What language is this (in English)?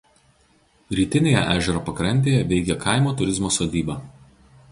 Lithuanian